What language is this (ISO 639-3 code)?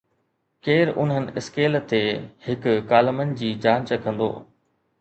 snd